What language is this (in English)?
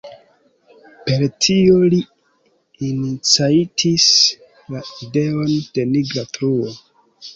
Esperanto